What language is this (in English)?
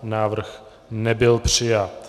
Czech